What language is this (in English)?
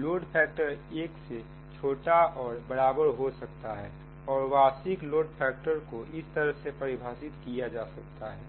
Hindi